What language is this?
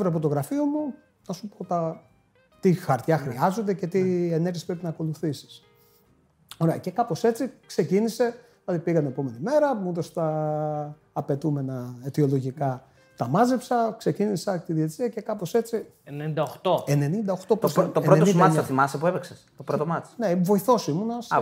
Greek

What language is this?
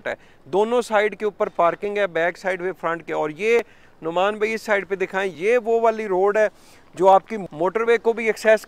Hindi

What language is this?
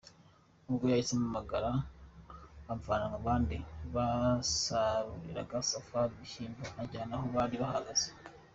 Kinyarwanda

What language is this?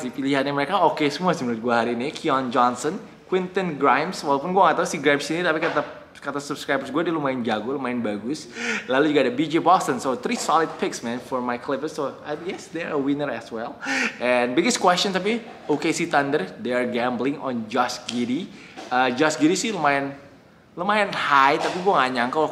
Indonesian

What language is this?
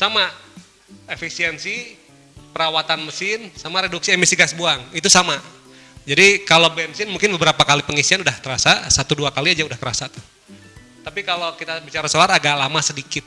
Indonesian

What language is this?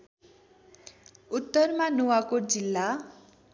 Nepali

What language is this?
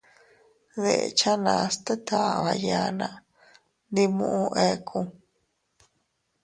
Teutila Cuicatec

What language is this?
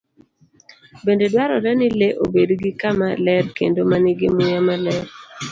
Luo (Kenya and Tanzania)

